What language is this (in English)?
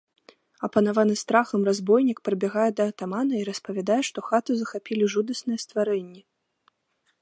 Belarusian